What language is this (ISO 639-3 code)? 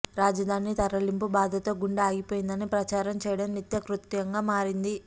tel